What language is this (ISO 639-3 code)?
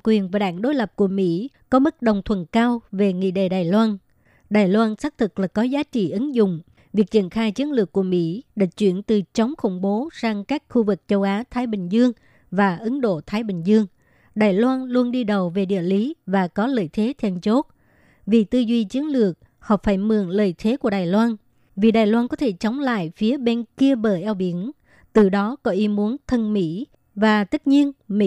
vie